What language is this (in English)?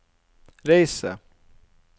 Norwegian